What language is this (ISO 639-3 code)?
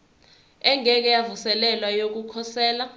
zul